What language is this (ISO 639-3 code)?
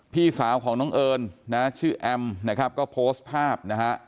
tha